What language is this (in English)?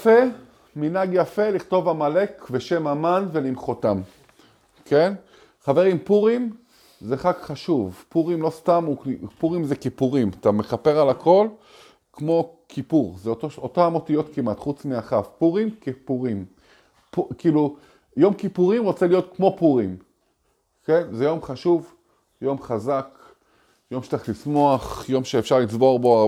Hebrew